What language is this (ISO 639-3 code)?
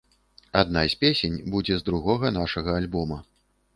bel